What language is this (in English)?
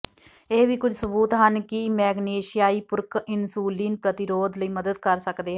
Punjabi